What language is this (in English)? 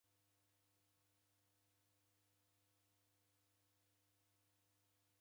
Taita